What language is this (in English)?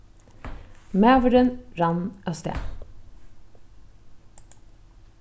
Faroese